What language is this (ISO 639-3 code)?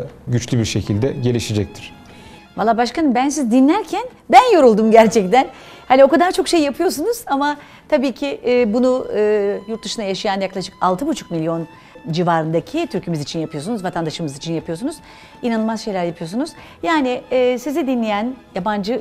tur